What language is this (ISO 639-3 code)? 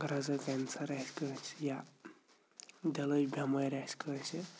kas